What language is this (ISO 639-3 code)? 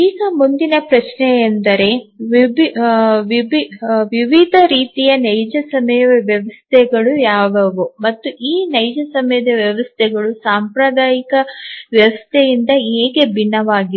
kan